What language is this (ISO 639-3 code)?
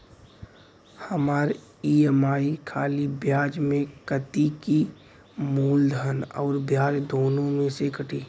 bho